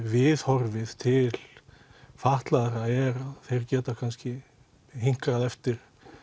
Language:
Icelandic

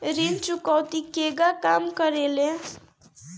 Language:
Bhojpuri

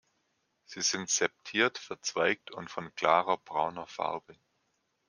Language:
German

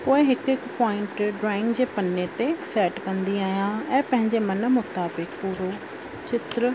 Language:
Sindhi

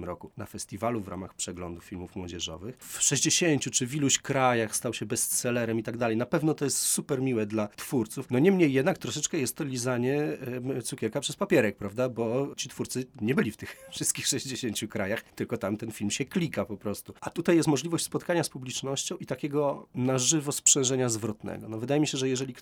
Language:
Polish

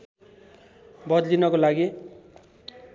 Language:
Nepali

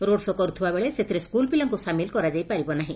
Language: Odia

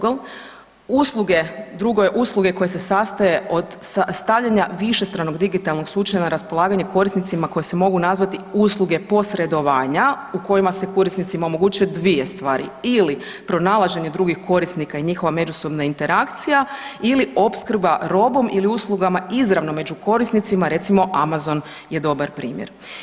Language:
Croatian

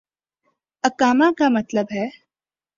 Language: Urdu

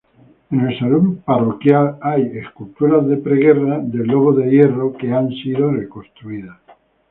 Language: Spanish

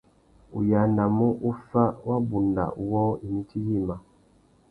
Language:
Tuki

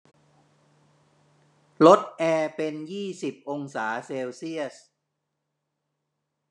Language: Thai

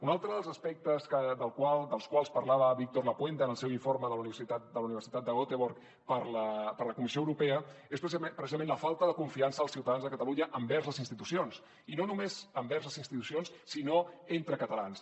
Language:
Catalan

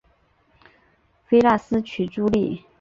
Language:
Chinese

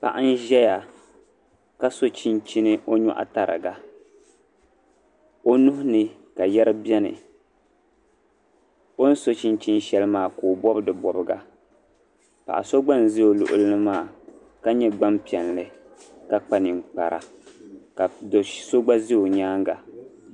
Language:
Dagbani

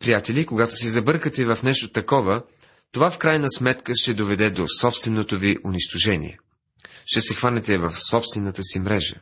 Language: Bulgarian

